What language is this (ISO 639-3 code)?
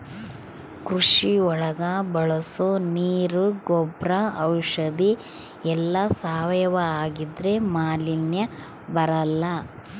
kan